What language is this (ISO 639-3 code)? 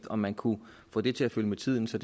dan